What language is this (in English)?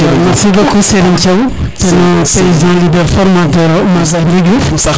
Serer